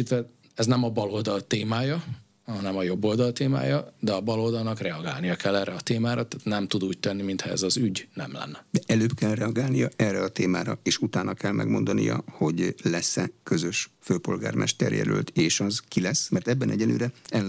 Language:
Hungarian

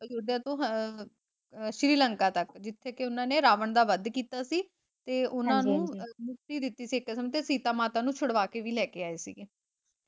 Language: Punjabi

